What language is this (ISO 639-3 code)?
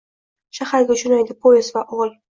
uzb